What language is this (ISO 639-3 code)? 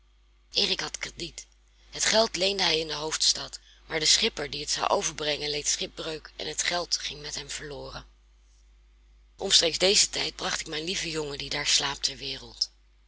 nld